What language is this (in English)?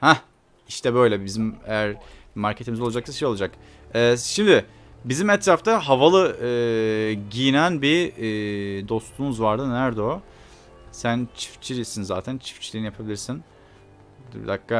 Turkish